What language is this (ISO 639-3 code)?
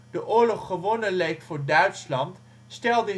nld